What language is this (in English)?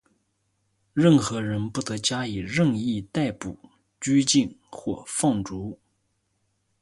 Chinese